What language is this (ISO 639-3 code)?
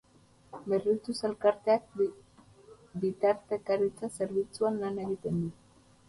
eus